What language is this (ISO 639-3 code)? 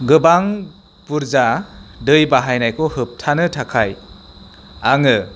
brx